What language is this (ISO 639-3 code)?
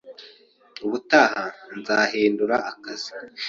kin